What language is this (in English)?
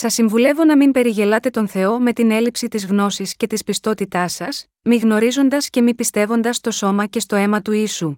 Greek